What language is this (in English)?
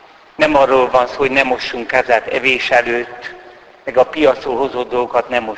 Hungarian